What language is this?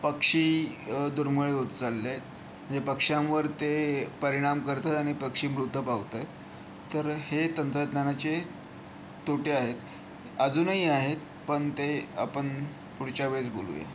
Marathi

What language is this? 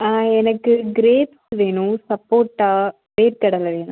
Tamil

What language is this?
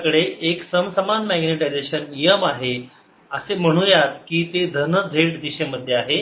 Marathi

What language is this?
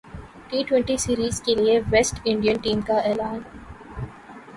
Urdu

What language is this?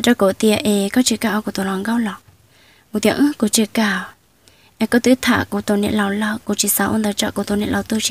Vietnamese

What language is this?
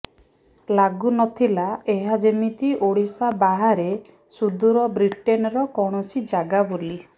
Odia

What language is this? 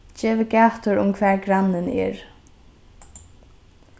Faroese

